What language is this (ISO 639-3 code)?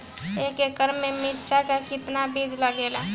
bho